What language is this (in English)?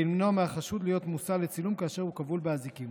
Hebrew